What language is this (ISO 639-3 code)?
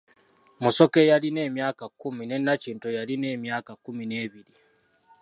lug